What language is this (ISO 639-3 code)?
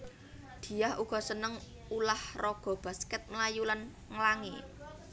jav